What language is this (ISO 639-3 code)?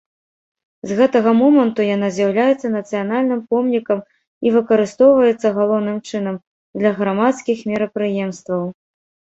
bel